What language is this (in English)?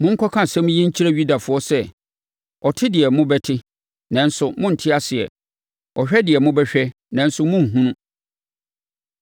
Akan